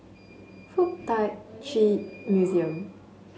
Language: English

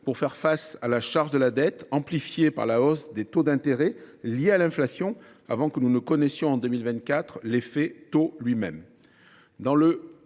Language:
French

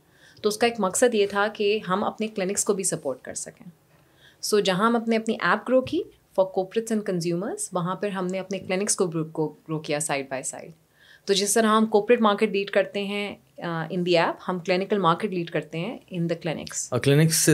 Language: Urdu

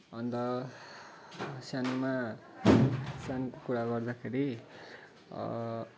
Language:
Nepali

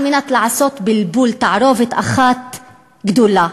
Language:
Hebrew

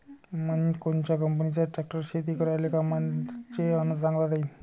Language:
Marathi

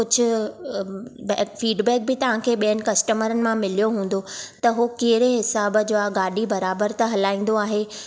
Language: Sindhi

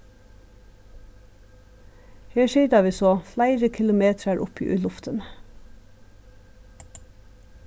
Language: Faroese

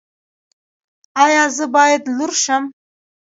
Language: Pashto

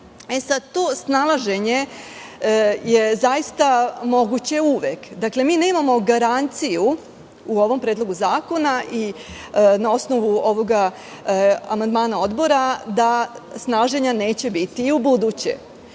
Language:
Serbian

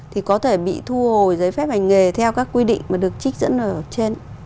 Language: Vietnamese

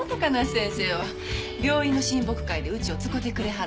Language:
Japanese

